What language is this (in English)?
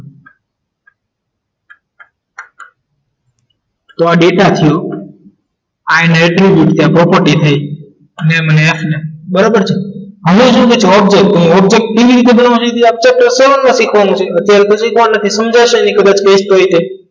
Gujarati